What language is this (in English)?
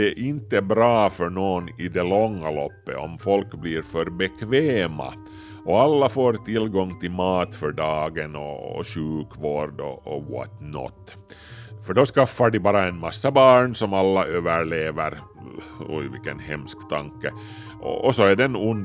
Swedish